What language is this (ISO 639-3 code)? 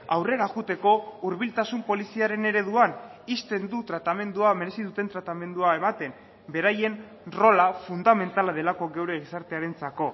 eus